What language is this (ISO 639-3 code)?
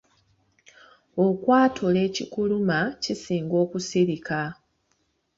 lug